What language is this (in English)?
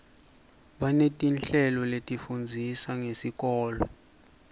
Swati